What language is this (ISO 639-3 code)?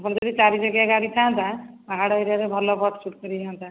ori